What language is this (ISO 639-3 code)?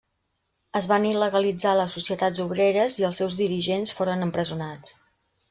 cat